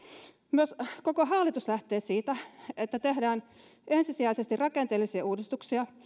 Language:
Finnish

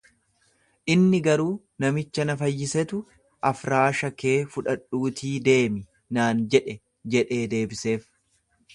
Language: Oromo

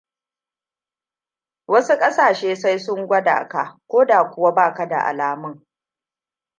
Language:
Hausa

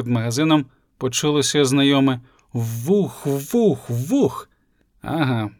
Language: Ukrainian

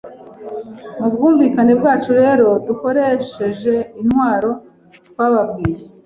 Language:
Kinyarwanda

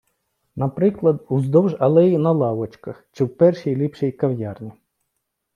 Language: Ukrainian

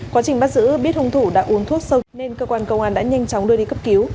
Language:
Vietnamese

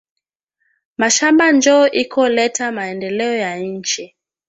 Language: Swahili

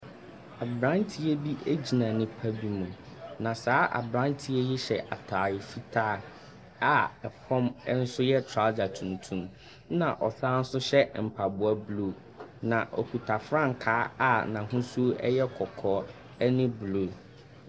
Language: Akan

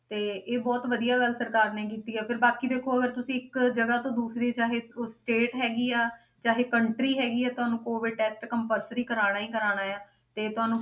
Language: Punjabi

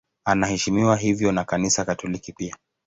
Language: Swahili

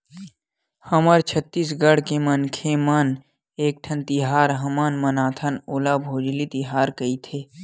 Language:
Chhattisgarhi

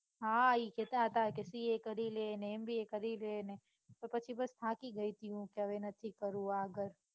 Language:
Gujarati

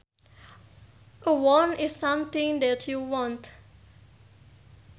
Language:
Sundanese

